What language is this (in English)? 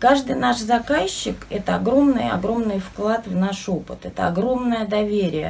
Russian